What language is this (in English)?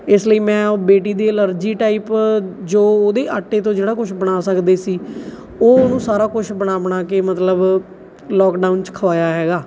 Punjabi